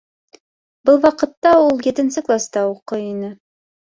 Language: Bashkir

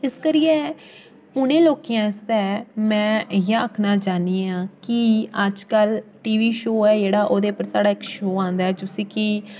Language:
Dogri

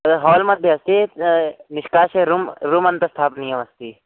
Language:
Sanskrit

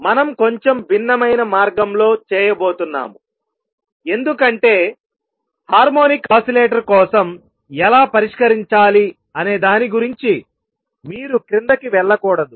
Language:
Telugu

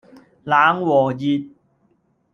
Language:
Cantonese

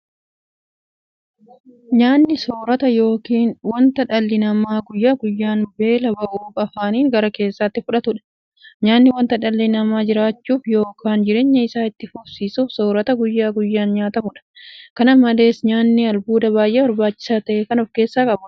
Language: Oromo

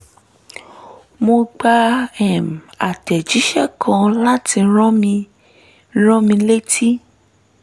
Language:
Yoruba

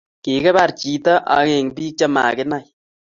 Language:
Kalenjin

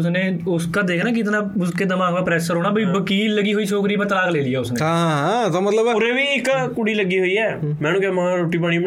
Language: Punjabi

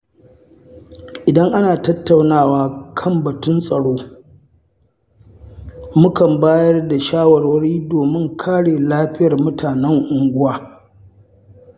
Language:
Hausa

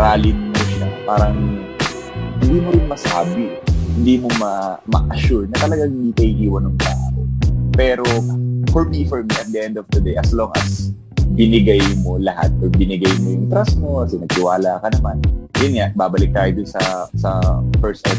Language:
Filipino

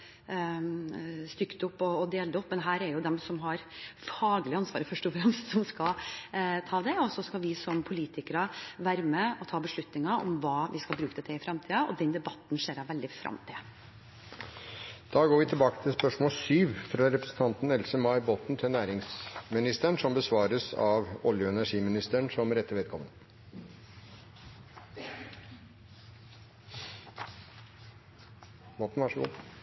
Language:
Norwegian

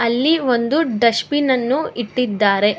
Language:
Kannada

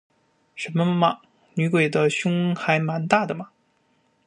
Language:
Chinese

